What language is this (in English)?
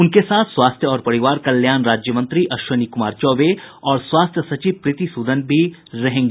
Hindi